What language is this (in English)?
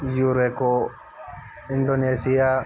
Hindi